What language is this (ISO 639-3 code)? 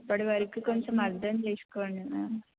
tel